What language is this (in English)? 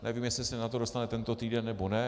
Czech